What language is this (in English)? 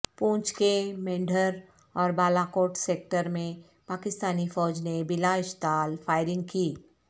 Urdu